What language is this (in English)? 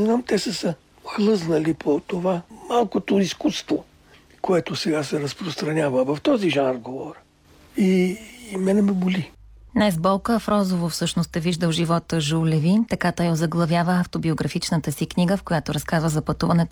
Bulgarian